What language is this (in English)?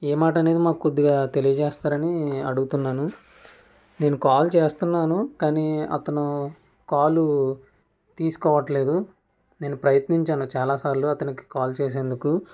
Telugu